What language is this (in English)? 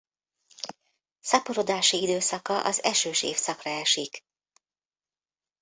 Hungarian